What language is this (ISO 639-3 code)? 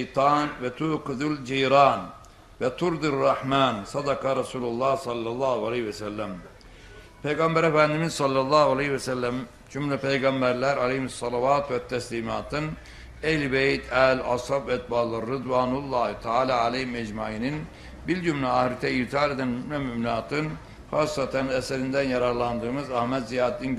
tur